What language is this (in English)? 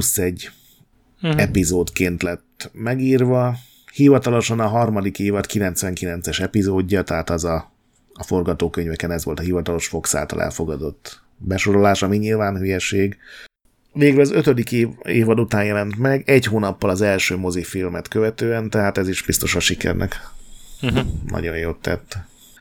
Hungarian